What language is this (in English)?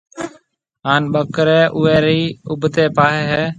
Marwari (Pakistan)